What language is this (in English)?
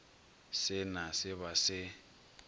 Northern Sotho